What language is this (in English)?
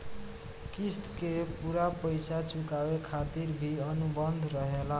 Bhojpuri